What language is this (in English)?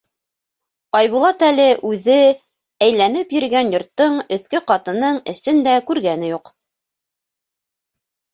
Bashkir